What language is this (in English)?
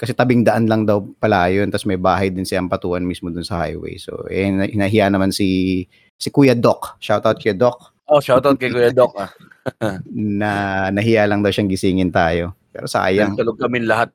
Filipino